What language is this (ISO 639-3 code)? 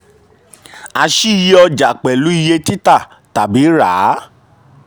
yor